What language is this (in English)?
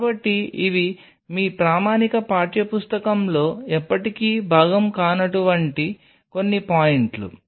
Telugu